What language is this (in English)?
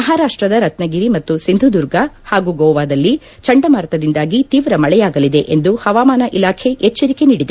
Kannada